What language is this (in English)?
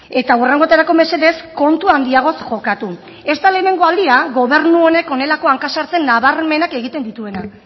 Basque